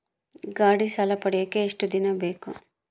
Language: Kannada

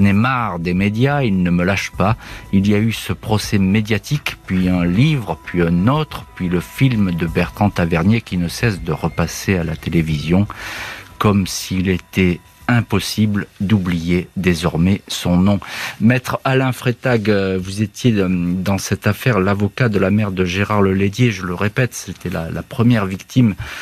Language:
French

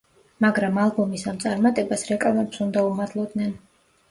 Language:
Georgian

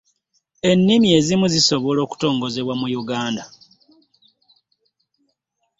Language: Ganda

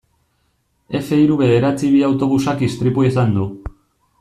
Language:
Basque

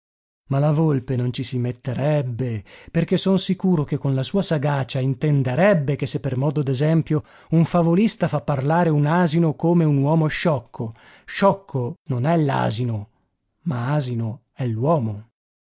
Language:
Italian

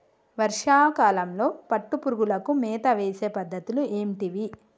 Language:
Telugu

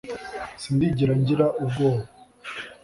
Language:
Kinyarwanda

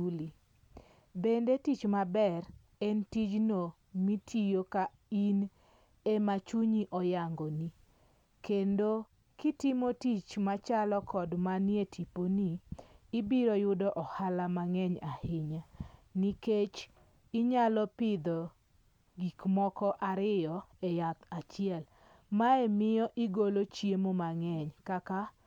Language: Luo (Kenya and Tanzania)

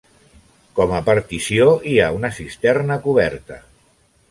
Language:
Catalan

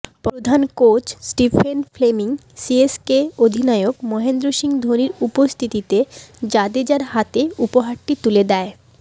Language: Bangla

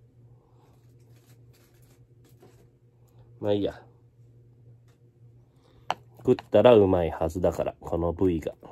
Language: Japanese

